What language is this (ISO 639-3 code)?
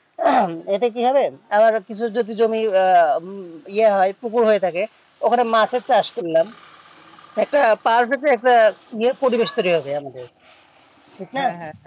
ben